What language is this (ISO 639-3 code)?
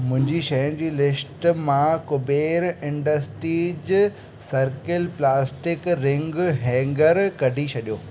snd